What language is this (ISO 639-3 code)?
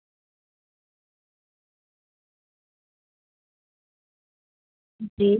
doi